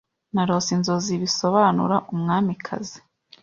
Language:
Kinyarwanda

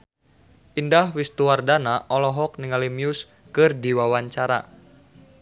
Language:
Sundanese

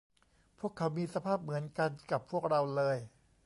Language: Thai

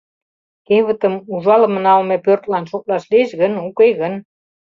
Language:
Mari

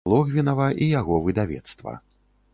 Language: Belarusian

